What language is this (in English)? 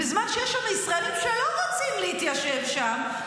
Hebrew